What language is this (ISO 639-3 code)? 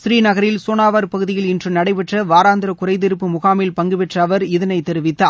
tam